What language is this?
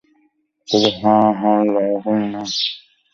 Bangla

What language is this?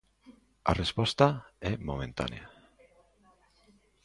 Galician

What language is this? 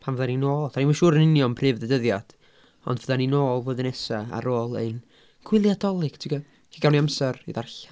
Welsh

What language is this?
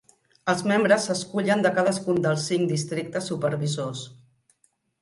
Catalan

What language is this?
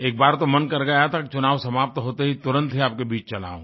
Hindi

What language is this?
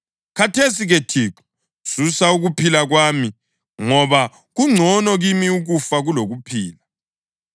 North Ndebele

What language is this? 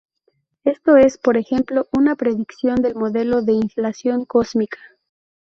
Spanish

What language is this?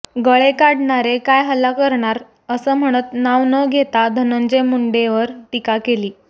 Marathi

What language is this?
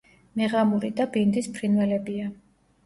Georgian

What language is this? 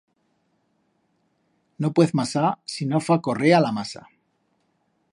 Aragonese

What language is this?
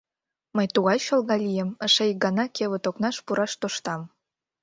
Mari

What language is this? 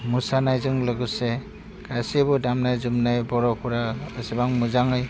Bodo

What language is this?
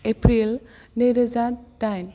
Bodo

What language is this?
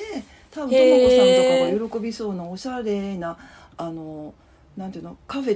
Japanese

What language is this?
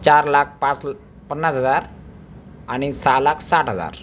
Marathi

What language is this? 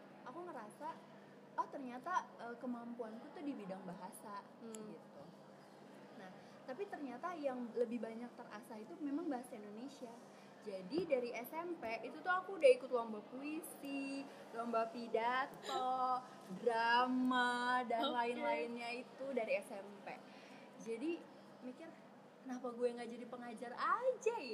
Indonesian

